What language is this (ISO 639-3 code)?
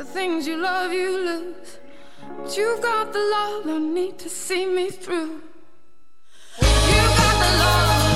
hun